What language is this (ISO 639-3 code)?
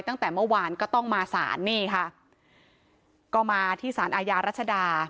tha